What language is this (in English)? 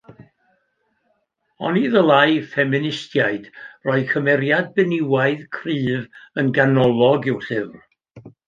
Welsh